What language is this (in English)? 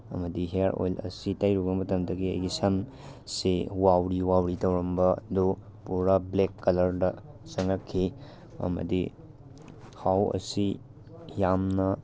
Manipuri